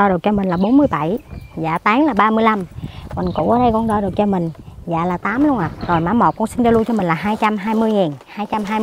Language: Vietnamese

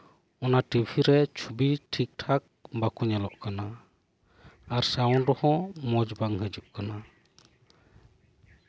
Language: Santali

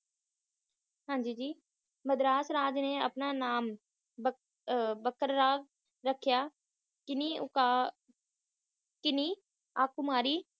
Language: Punjabi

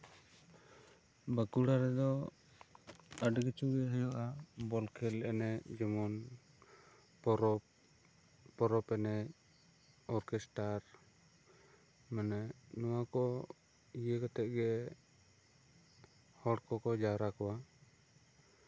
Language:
Santali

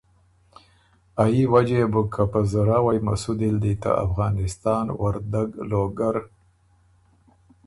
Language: Ormuri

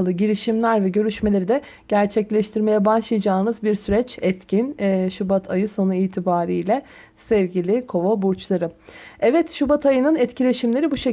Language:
Turkish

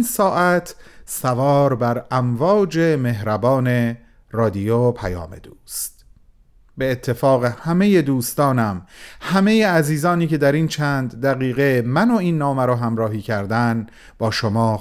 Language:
Persian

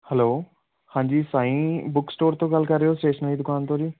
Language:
Punjabi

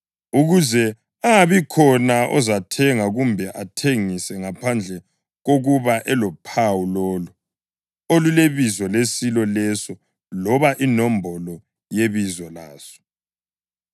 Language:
North Ndebele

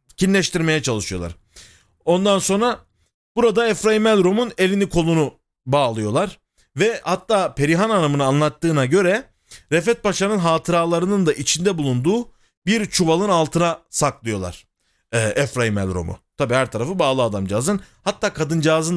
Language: Turkish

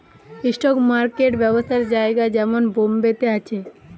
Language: Bangla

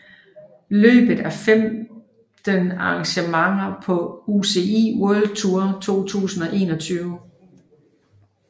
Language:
Danish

